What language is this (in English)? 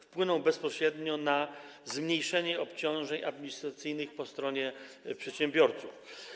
Polish